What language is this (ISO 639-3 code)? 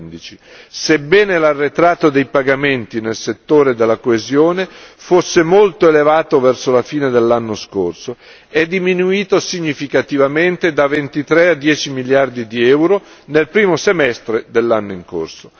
ita